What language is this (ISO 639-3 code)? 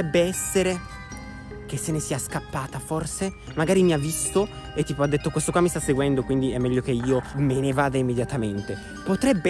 ita